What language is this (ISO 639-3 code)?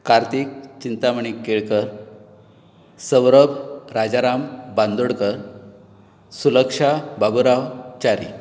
kok